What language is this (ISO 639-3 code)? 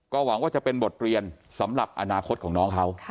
tha